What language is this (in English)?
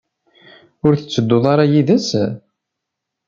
Kabyle